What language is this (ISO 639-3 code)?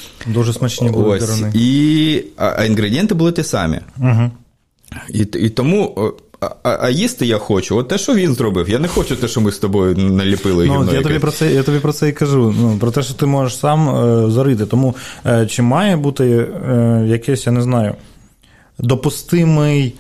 ukr